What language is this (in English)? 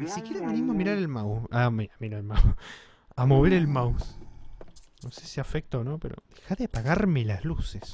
Spanish